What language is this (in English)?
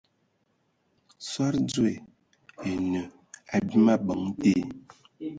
Ewondo